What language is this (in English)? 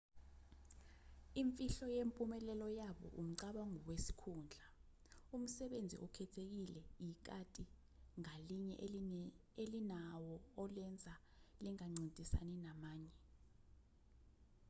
Zulu